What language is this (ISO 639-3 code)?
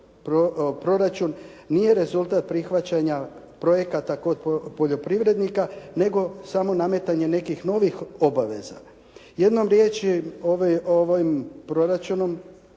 hrv